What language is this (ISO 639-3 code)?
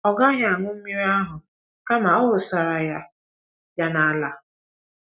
ibo